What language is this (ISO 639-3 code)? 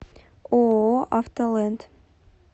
rus